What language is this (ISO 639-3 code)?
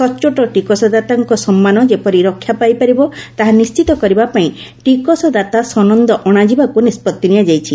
ori